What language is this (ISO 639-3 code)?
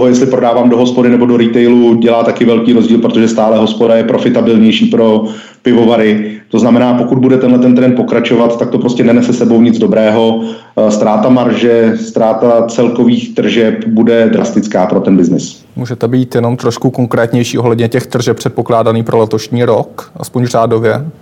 ces